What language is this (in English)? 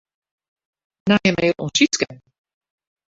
Western Frisian